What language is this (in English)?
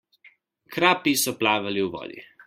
Slovenian